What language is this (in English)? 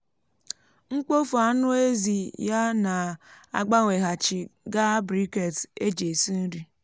Igbo